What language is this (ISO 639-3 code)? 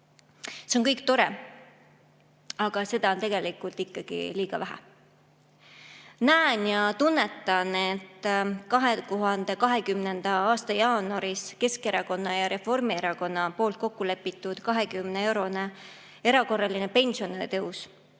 est